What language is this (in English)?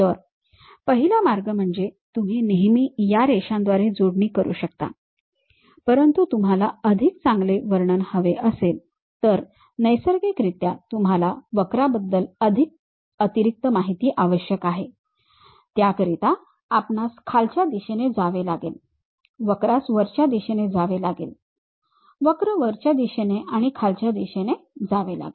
Marathi